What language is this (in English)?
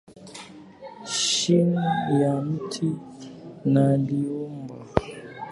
Swahili